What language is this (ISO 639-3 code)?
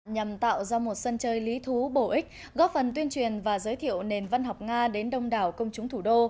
vie